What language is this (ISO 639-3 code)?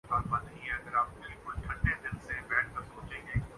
urd